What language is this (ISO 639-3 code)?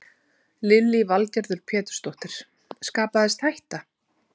isl